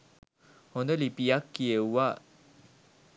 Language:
Sinhala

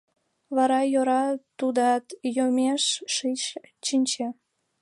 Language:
Mari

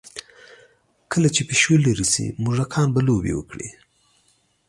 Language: Pashto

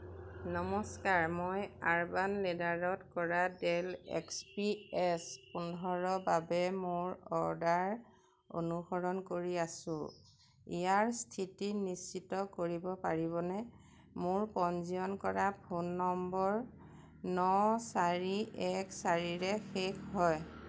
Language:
Assamese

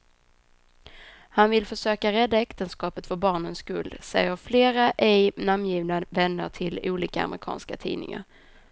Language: Swedish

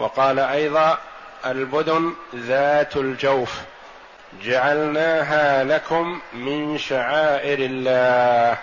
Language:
Arabic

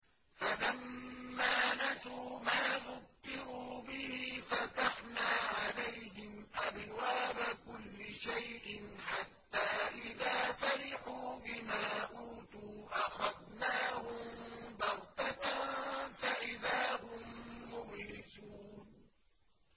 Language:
Arabic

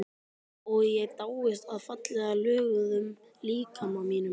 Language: Icelandic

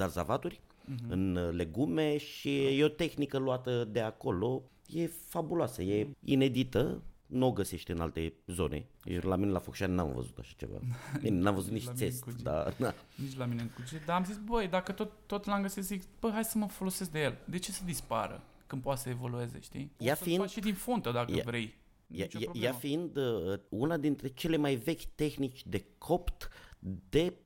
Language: Romanian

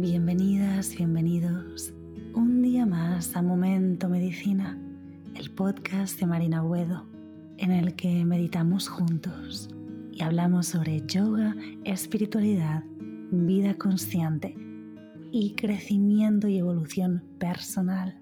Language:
Spanish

